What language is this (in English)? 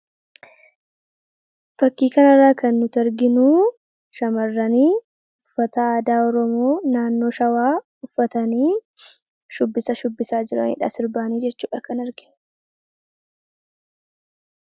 Oromo